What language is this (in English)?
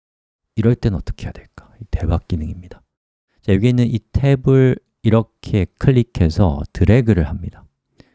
Korean